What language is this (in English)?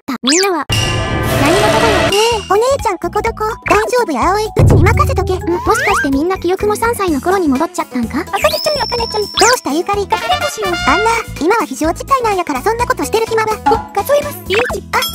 Japanese